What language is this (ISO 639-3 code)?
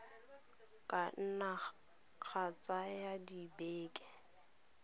tsn